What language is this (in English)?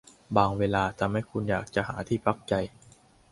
Thai